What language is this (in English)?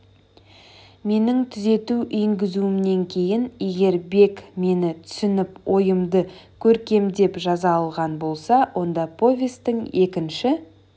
Kazakh